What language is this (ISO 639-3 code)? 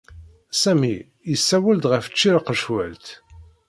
kab